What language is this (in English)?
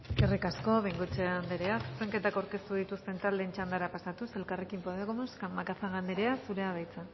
Basque